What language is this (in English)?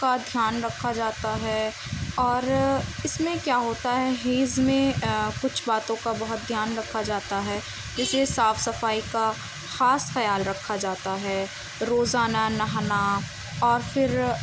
Urdu